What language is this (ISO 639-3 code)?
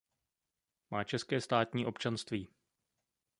ces